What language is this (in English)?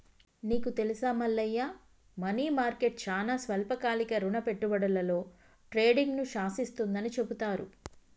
Telugu